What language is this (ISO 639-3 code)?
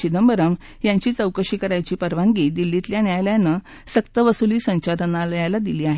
mar